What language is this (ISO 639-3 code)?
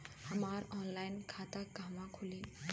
bho